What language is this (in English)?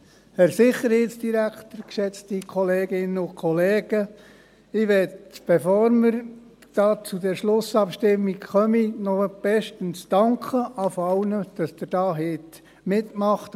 Swiss German